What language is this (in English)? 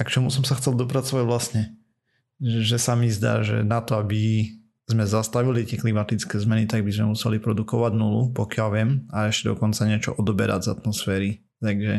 Slovak